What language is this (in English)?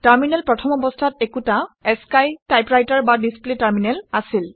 Assamese